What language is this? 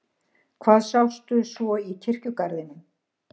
Icelandic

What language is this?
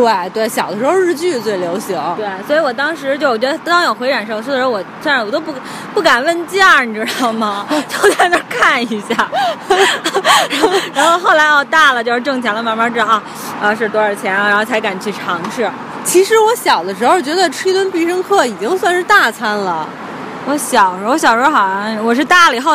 Chinese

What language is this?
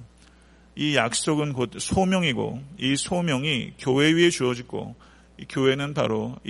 Korean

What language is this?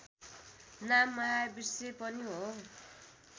Nepali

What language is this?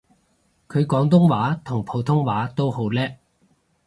Cantonese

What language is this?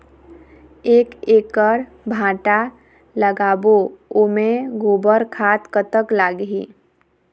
Chhattisgarhi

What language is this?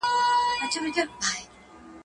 Pashto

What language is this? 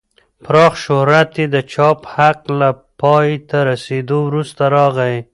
Pashto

